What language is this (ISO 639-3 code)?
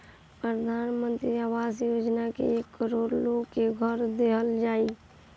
bho